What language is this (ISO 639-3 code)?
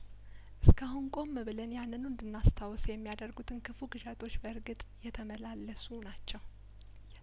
amh